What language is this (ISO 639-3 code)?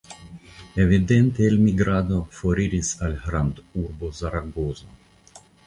epo